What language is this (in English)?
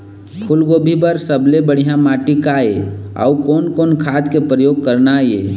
Chhattisgarhi